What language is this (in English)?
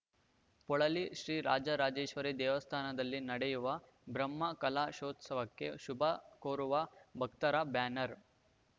Kannada